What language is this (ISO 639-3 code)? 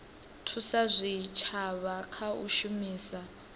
ven